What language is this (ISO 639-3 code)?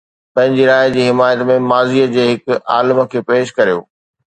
snd